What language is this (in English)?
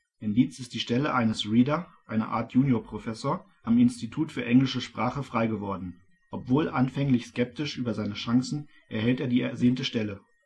German